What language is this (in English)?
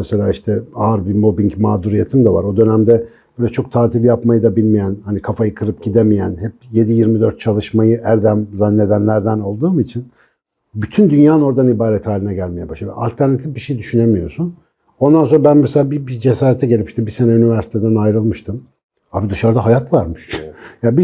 Turkish